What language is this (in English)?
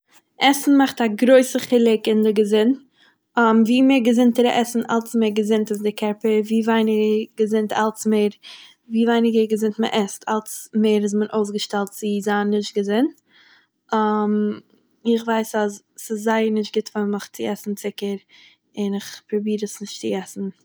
Yiddish